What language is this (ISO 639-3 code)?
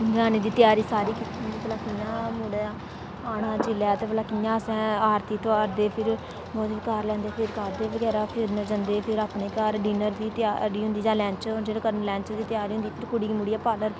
doi